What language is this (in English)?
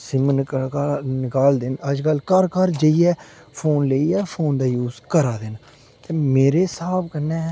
Dogri